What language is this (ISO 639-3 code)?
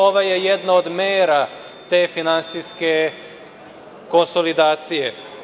srp